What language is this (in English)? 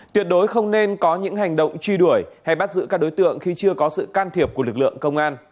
Vietnamese